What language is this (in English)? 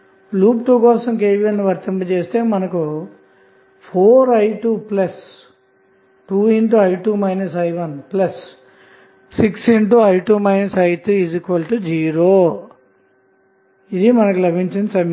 Telugu